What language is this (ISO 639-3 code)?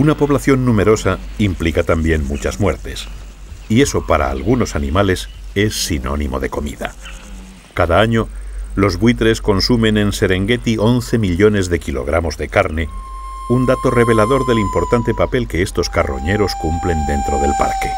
spa